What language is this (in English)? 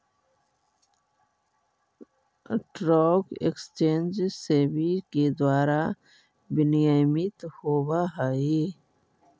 Magahi